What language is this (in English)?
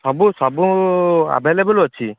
Odia